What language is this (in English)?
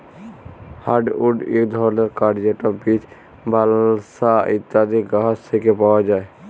Bangla